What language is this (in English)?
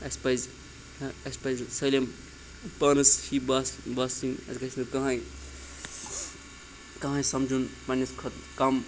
Kashmiri